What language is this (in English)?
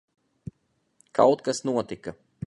Latvian